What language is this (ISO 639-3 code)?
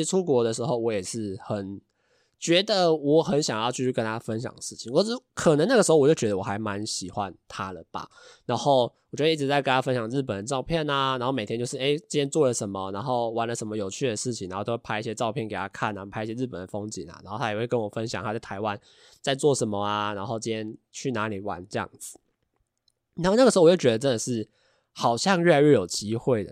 zho